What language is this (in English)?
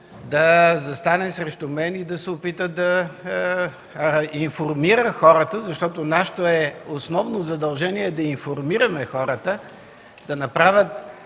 Bulgarian